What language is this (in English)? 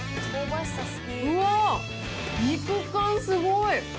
Japanese